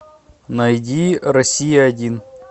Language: Russian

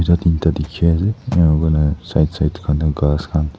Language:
Naga Pidgin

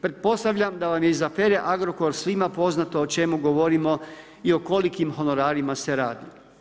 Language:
Croatian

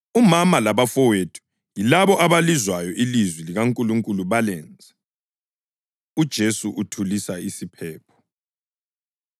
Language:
North Ndebele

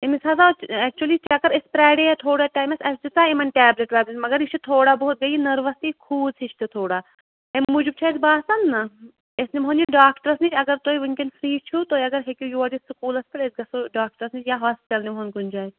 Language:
Kashmiri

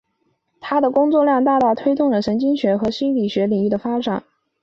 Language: Chinese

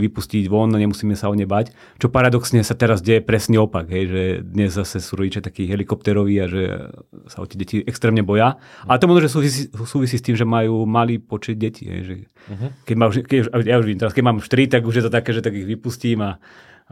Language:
Slovak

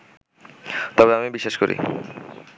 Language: Bangla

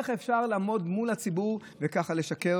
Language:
Hebrew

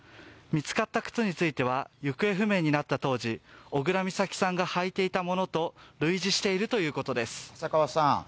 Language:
Japanese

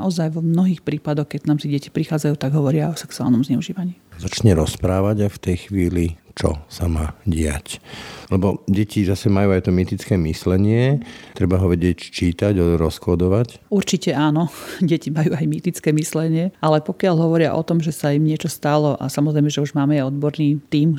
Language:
Slovak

